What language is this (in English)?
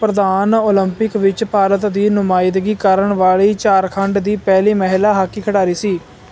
Punjabi